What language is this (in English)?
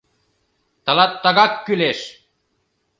Mari